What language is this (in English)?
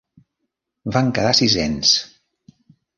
Catalan